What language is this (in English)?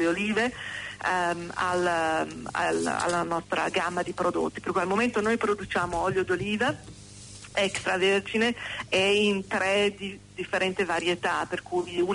Italian